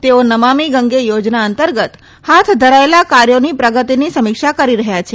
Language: Gujarati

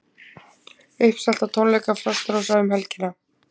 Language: Icelandic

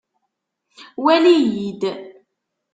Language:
Kabyle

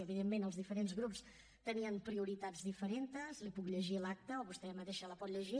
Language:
Catalan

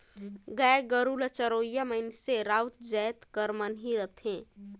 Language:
Chhattisgarhi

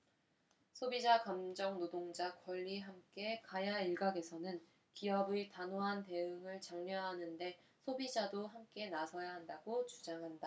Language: Korean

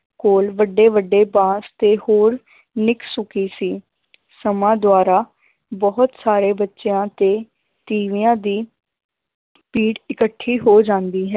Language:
Punjabi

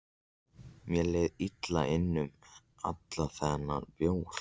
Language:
Icelandic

